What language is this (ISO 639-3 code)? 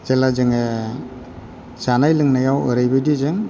brx